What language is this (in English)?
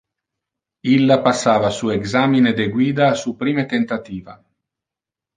Interlingua